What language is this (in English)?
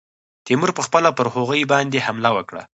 Pashto